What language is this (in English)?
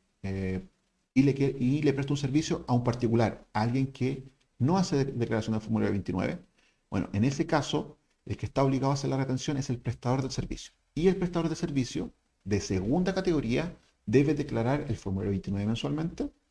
Spanish